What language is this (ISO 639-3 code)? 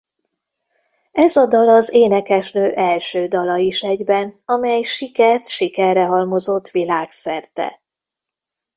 hun